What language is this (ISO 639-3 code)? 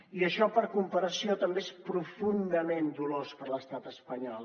cat